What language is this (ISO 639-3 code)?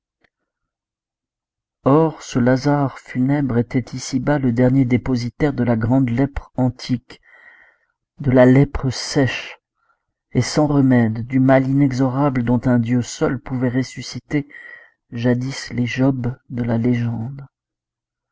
fra